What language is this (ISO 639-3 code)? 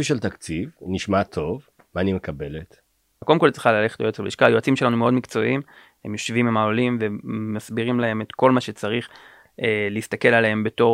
heb